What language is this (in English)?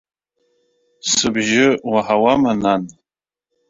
Abkhazian